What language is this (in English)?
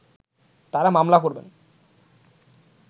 Bangla